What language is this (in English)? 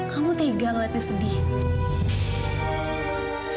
Indonesian